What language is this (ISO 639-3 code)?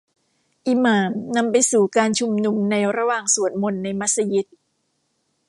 tha